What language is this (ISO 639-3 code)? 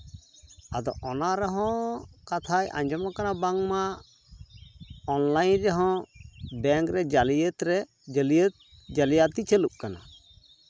sat